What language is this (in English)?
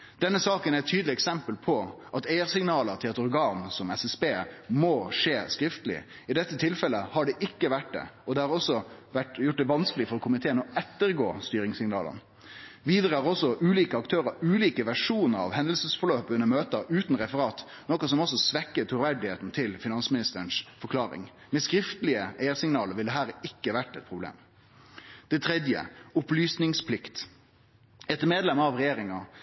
Norwegian Nynorsk